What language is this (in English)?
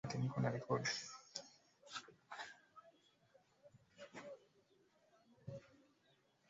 Swahili